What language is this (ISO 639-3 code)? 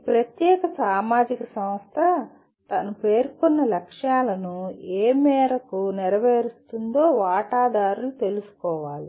tel